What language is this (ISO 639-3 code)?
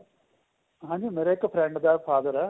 pan